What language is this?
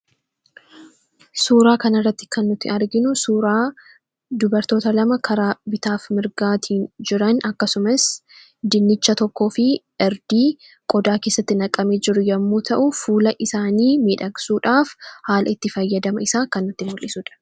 Oromo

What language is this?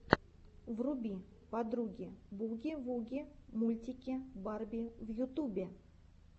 Russian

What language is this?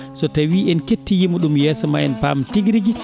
Fula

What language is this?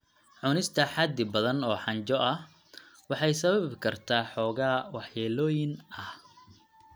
Somali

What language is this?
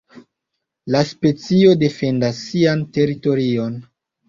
Esperanto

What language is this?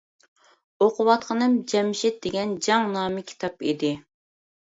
Uyghur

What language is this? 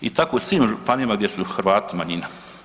Croatian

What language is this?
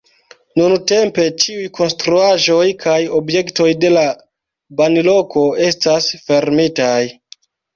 Esperanto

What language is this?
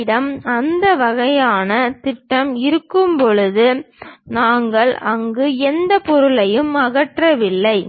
Tamil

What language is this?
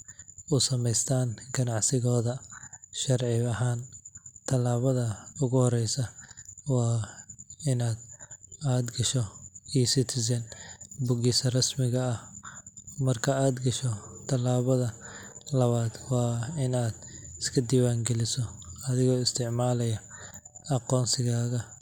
Somali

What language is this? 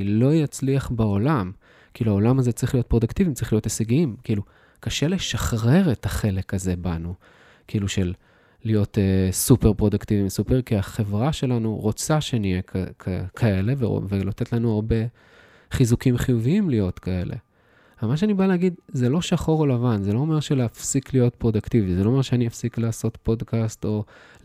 Hebrew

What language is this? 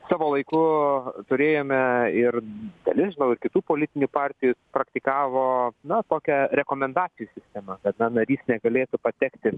Lithuanian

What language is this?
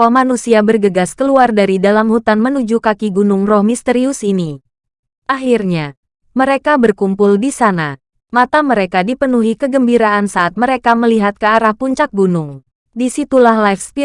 Indonesian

